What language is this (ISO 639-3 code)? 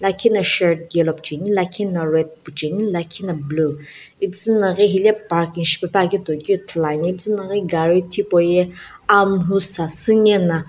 nsm